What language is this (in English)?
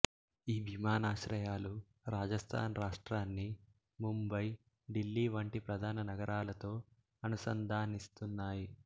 Telugu